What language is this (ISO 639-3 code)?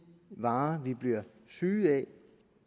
dan